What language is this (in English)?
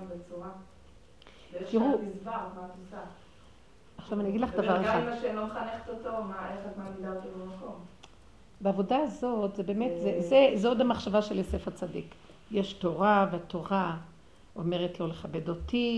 Hebrew